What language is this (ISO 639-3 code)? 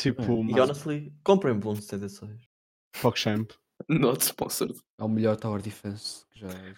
por